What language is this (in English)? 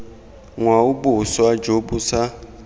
Tswana